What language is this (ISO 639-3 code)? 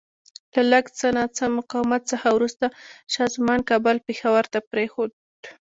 pus